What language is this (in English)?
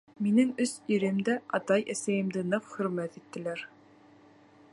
Bashkir